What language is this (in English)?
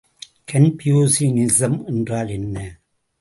Tamil